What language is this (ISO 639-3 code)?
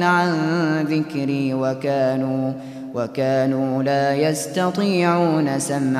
ara